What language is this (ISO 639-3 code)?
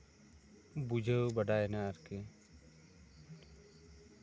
sat